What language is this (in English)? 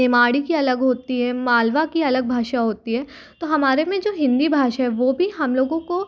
Hindi